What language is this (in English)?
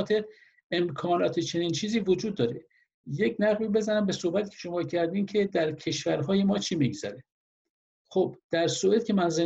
Persian